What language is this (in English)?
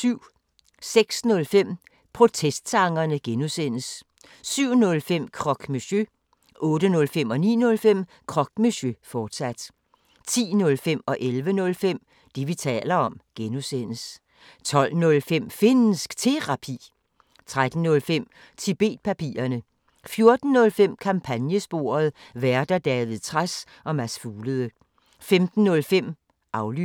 Danish